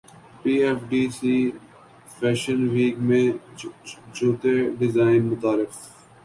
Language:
Urdu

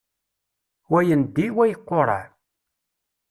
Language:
Kabyle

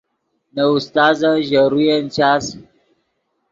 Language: Yidgha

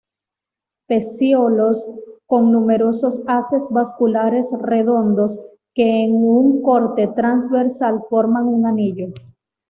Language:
Spanish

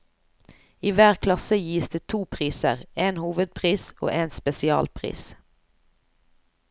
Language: Norwegian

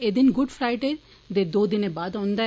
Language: Dogri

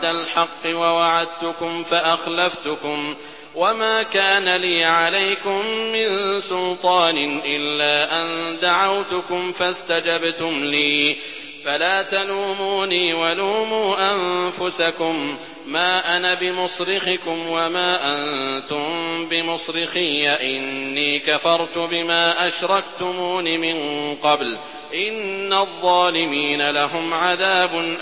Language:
Arabic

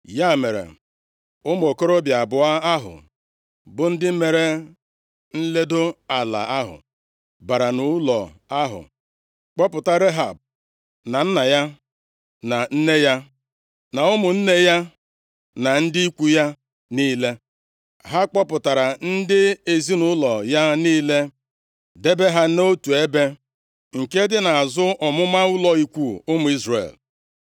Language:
Igbo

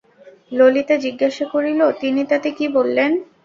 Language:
Bangla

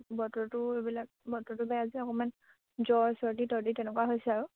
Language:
Assamese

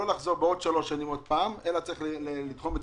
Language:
Hebrew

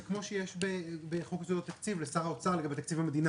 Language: Hebrew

